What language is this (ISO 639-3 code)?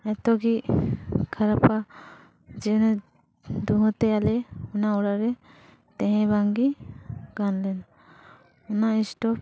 sat